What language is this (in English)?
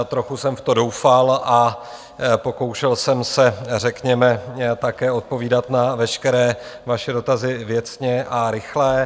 Czech